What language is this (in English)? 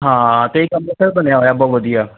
Punjabi